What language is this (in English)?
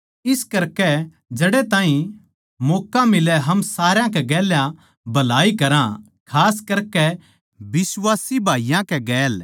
Haryanvi